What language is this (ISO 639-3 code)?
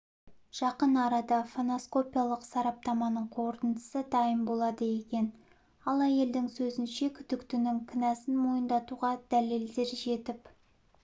kaz